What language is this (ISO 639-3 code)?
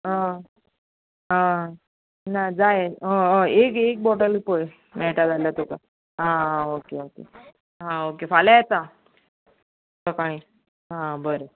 kok